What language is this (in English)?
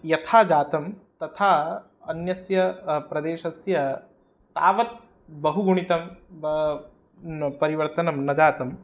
Sanskrit